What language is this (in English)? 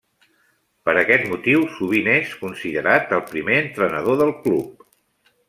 Catalan